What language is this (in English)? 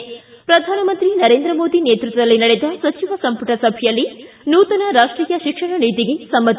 Kannada